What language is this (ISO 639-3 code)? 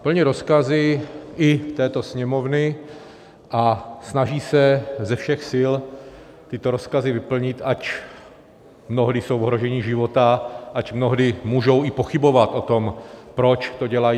ces